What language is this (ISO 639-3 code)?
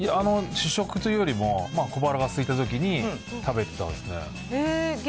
jpn